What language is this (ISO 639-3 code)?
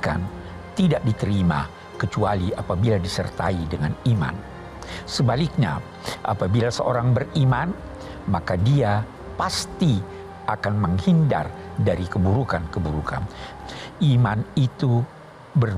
ind